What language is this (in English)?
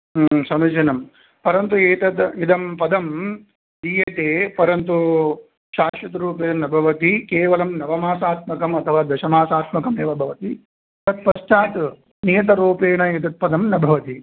Sanskrit